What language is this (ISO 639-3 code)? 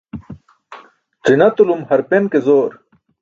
bsk